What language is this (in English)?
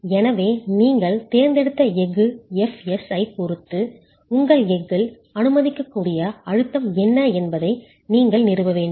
Tamil